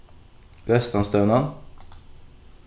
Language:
Faroese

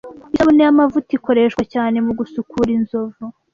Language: Kinyarwanda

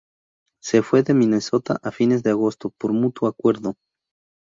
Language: Spanish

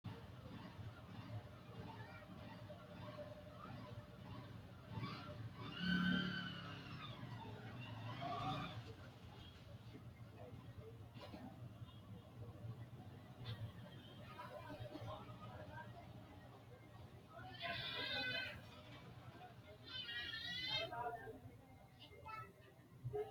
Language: Sidamo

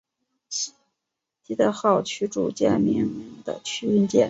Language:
Chinese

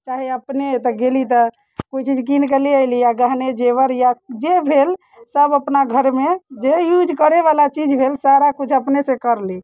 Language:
Maithili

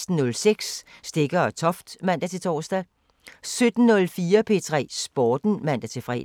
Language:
Danish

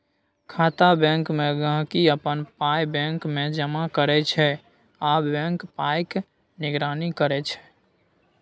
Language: Maithili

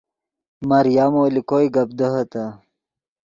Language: Yidgha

